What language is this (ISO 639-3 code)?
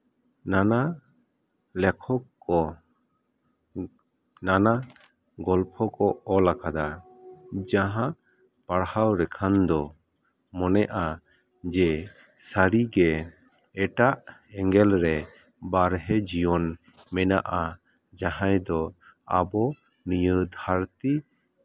sat